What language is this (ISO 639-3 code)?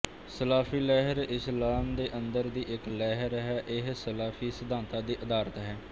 pan